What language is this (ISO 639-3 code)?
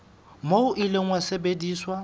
sot